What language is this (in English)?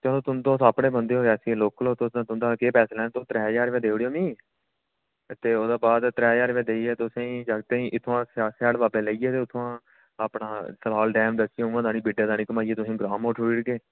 Dogri